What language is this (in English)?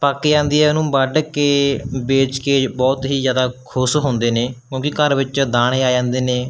Punjabi